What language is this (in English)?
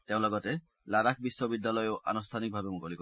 Assamese